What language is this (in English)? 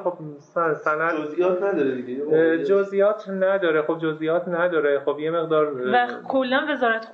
Persian